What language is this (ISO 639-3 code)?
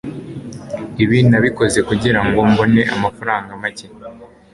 kin